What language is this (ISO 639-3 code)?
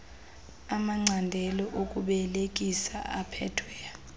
xho